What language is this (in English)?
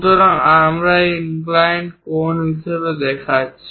Bangla